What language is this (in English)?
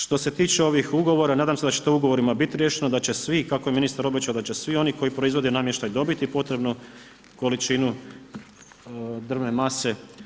Croatian